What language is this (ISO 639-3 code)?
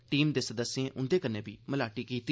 doi